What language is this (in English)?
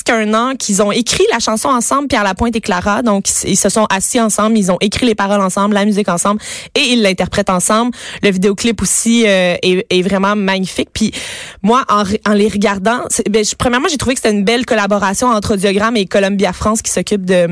French